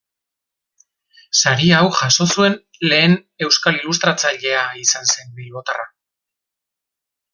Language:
Basque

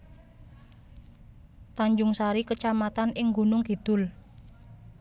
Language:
Javanese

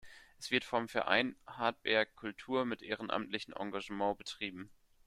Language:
German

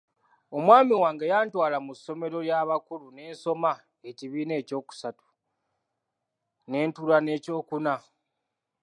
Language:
Ganda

